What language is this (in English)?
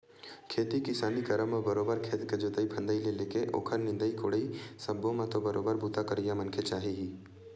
Chhattisgarhi